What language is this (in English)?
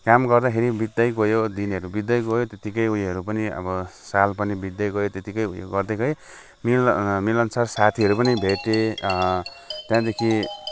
Nepali